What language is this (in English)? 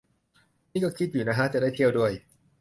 Thai